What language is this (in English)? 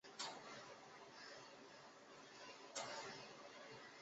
Chinese